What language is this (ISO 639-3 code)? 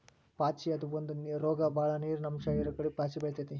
kan